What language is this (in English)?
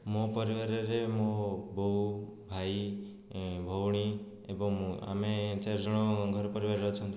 Odia